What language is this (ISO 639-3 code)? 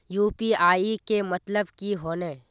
mag